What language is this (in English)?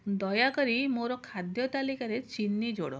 Odia